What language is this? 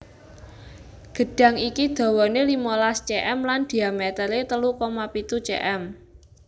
Javanese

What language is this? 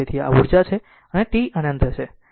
Gujarati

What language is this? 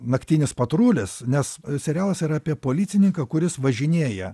Lithuanian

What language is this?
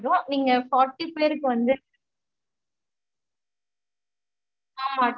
Tamil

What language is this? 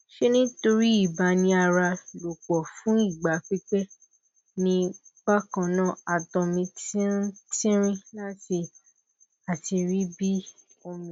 Yoruba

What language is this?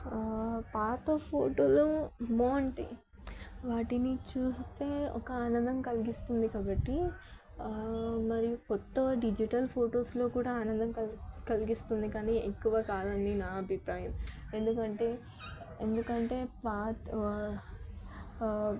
Telugu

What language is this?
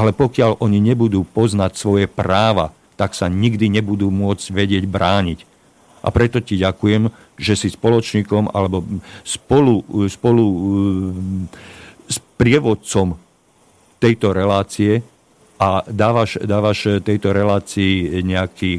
Slovak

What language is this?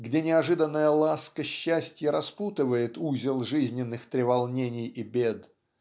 Russian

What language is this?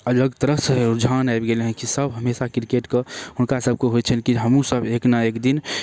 Maithili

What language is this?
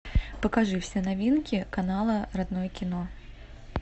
Russian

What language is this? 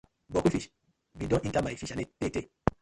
Nigerian Pidgin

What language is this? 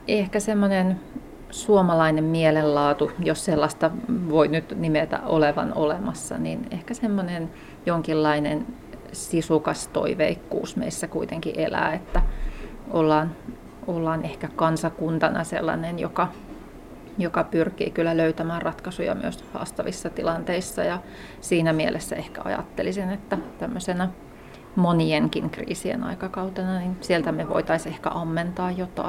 Finnish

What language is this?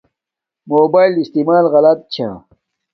Domaaki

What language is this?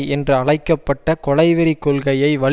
Tamil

